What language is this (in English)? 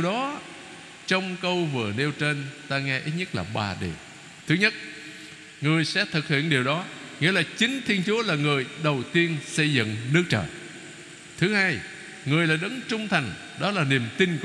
Vietnamese